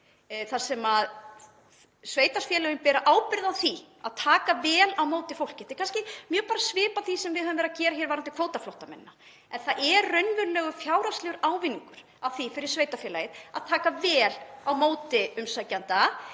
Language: Icelandic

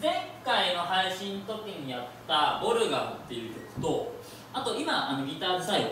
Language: Japanese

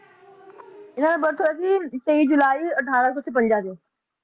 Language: Punjabi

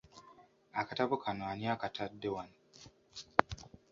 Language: Ganda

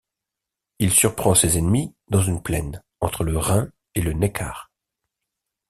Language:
French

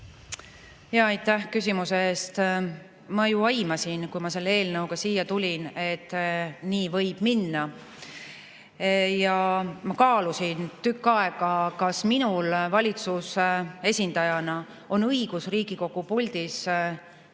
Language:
Estonian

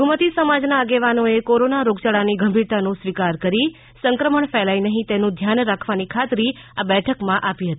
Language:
Gujarati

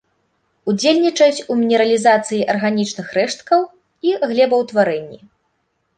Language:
Belarusian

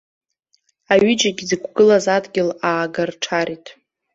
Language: Abkhazian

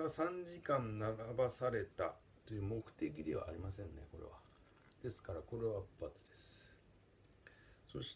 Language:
Japanese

